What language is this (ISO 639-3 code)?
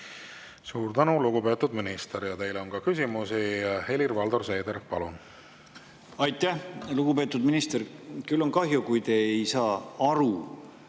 est